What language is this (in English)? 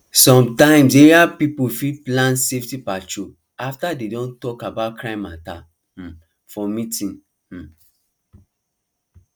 Nigerian Pidgin